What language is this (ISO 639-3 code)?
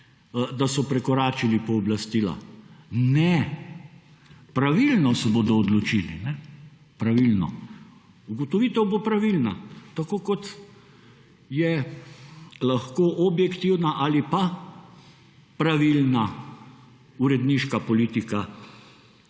slv